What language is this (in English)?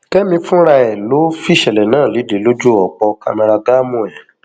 Yoruba